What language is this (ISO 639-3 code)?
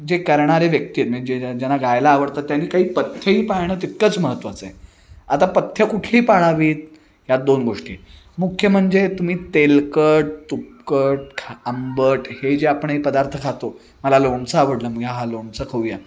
mar